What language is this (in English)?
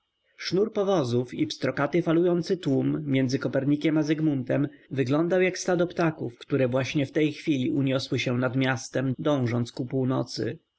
Polish